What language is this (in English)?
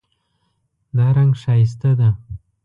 Pashto